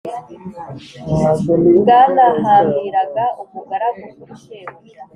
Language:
Kinyarwanda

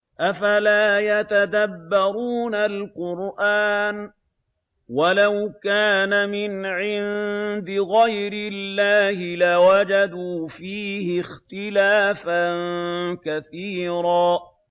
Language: Arabic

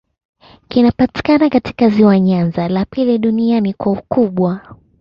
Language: Swahili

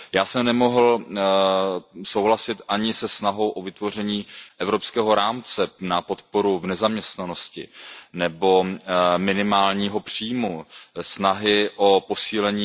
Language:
Czech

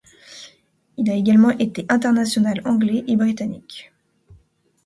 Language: French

